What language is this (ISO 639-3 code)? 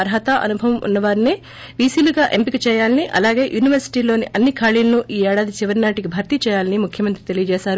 tel